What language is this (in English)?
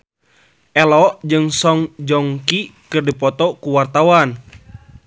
Sundanese